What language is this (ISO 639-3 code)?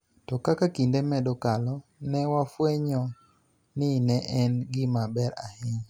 luo